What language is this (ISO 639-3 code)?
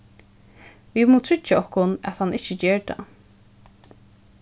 fao